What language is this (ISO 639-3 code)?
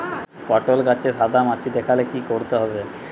ben